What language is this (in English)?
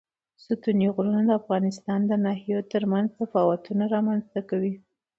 Pashto